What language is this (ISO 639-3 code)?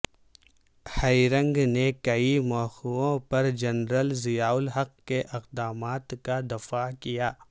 urd